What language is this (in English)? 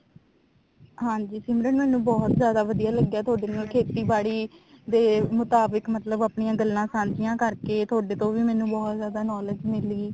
Punjabi